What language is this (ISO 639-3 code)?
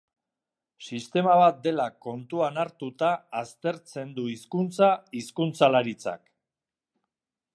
eus